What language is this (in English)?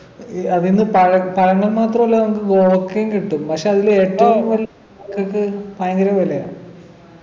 Malayalam